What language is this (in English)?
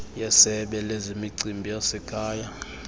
Xhosa